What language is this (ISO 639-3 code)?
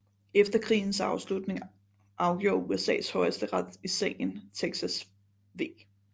dan